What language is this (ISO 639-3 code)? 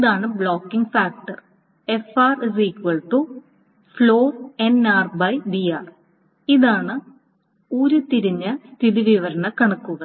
mal